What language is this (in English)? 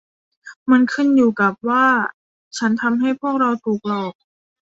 Thai